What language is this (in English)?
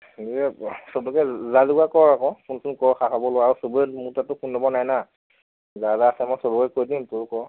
Assamese